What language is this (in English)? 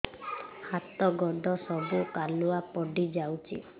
Odia